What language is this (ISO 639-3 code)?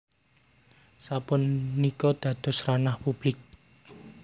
jav